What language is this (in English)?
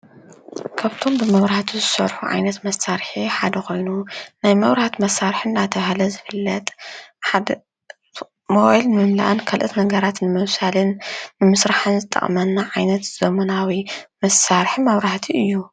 Tigrinya